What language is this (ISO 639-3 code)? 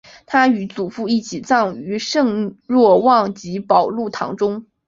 zho